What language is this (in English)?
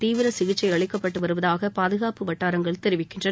Tamil